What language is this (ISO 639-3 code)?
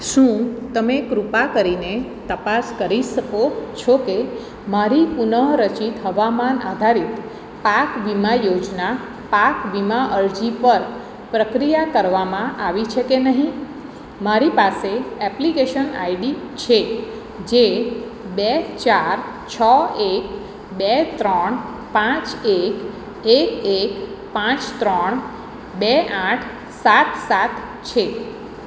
guj